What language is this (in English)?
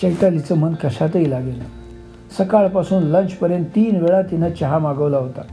Marathi